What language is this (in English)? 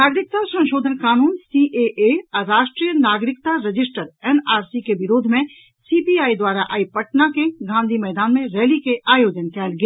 Maithili